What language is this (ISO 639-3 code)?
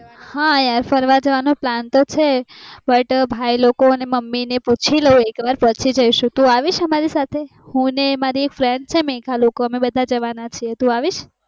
guj